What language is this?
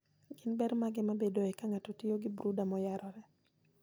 Luo (Kenya and Tanzania)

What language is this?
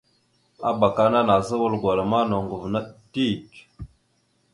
Mada (Cameroon)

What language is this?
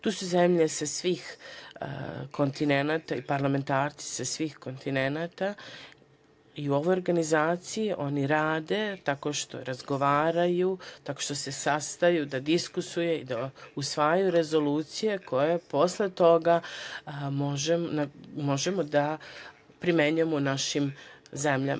Serbian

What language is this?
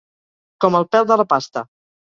Catalan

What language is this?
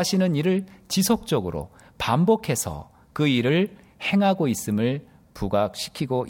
Korean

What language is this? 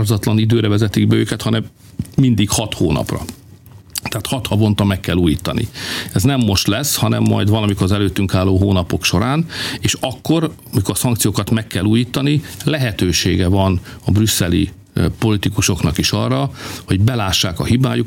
Hungarian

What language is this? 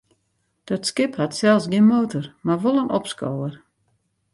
Western Frisian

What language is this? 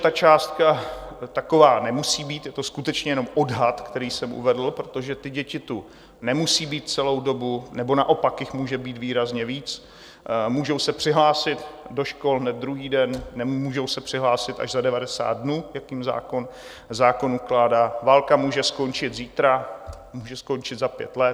Czech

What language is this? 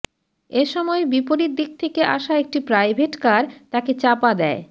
Bangla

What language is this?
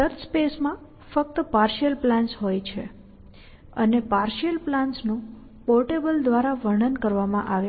Gujarati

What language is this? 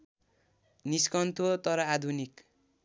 Nepali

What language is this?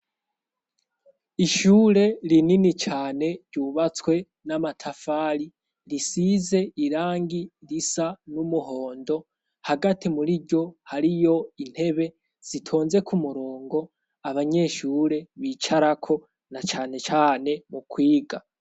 Rundi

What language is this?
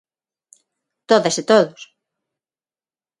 Galician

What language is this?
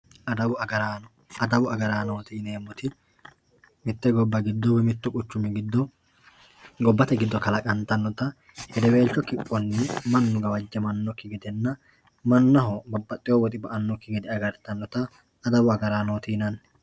Sidamo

